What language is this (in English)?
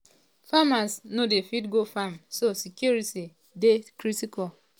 Nigerian Pidgin